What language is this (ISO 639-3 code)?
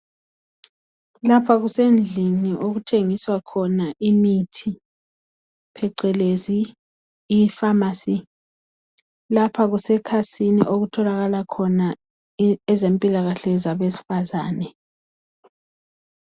nde